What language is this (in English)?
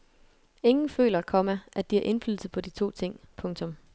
Danish